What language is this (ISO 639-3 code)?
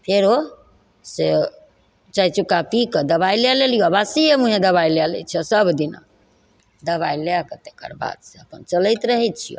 mai